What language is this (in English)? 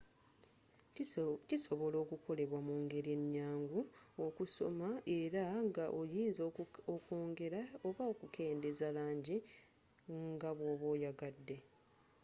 Ganda